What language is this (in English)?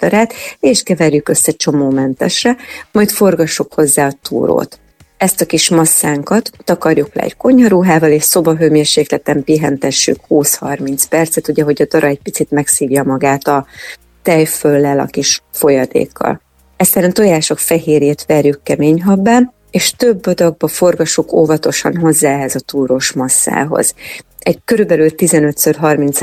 Hungarian